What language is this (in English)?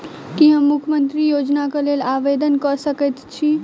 Maithili